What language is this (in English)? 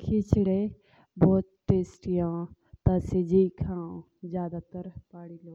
Jaunsari